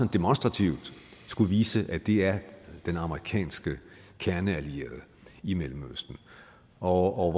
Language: Danish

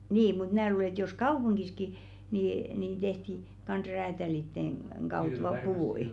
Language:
Finnish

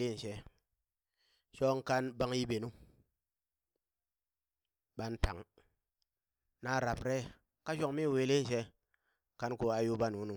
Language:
Burak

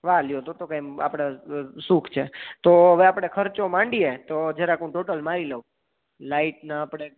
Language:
Gujarati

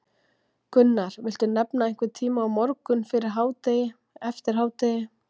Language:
Icelandic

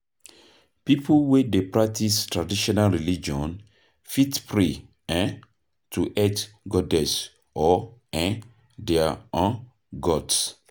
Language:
Nigerian Pidgin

